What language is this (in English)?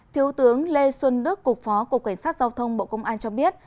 Vietnamese